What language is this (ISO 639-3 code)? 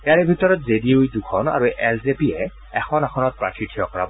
asm